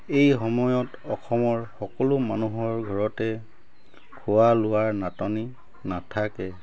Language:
Assamese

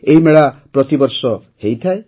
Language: Odia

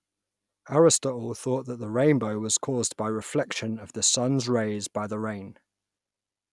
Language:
English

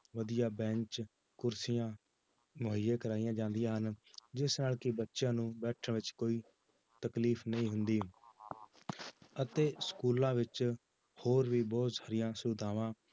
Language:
Punjabi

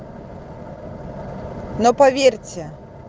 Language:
Russian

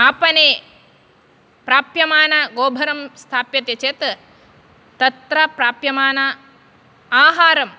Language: Sanskrit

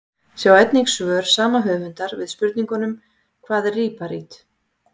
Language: Icelandic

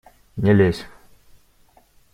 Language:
Russian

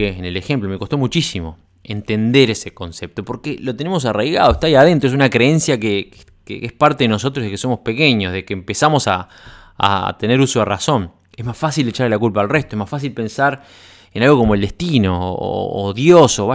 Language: Spanish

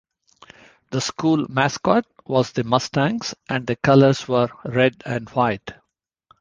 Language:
English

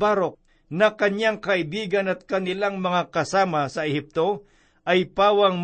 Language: Filipino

